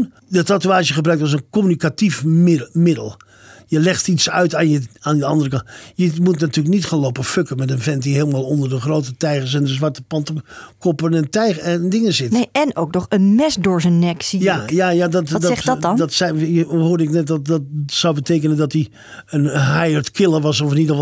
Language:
Dutch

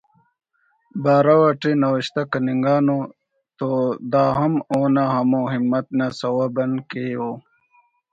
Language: Brahui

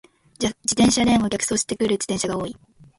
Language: Japanese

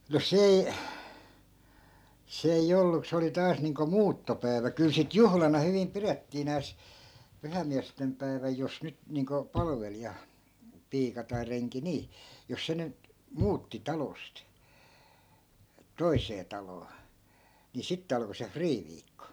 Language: Finnish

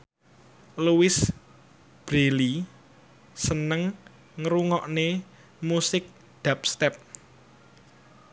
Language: Javanese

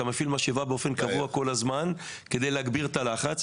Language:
Hebrew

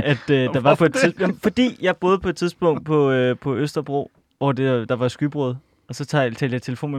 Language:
Danish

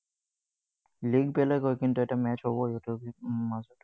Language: Assamese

